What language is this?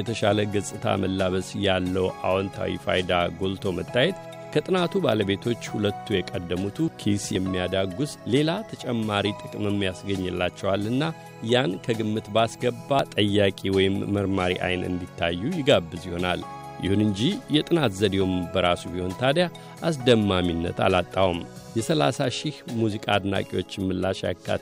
Amharic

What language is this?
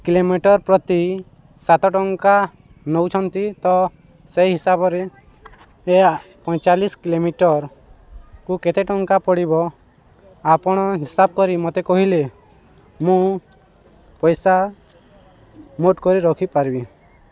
Odia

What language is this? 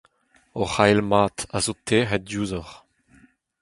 Breton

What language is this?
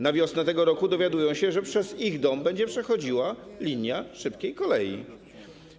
Polish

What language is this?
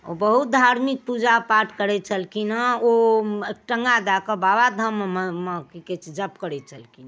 Maithili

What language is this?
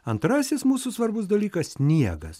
Lithuanian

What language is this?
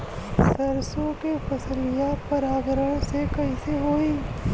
Bhojpuri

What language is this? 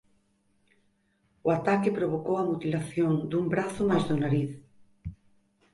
Galician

